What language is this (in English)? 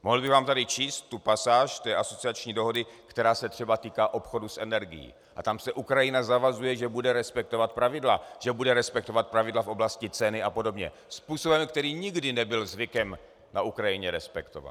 Czech